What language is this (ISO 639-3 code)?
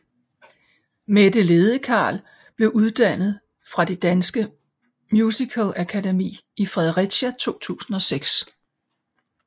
dan